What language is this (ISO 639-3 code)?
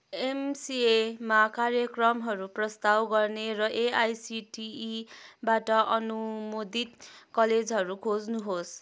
nep